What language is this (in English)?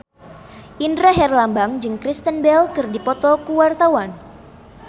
Sundanese